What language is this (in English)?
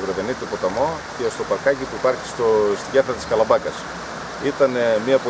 Greek